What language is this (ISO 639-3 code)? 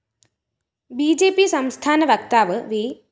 mal